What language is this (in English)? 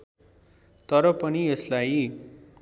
Nepali